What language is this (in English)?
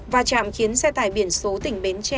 Vietnamese